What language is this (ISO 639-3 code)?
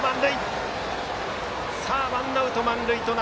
jpn